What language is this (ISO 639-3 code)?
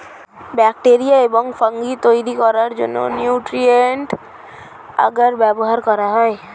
ben